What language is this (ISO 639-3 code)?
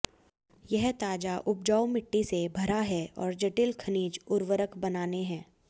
hin